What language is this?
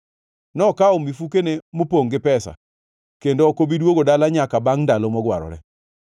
Luo (Kenya and Tanzania)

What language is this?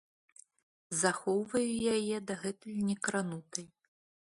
Belarusian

